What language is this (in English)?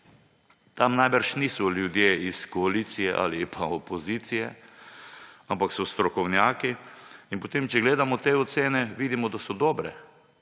Slovenian